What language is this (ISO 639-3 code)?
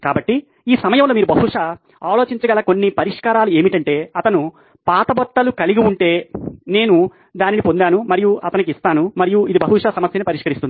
tel